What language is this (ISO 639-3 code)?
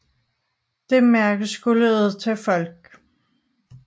dan